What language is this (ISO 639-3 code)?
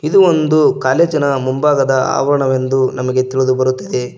kan